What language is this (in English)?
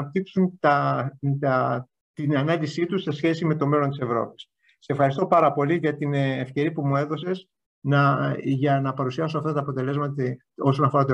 Greek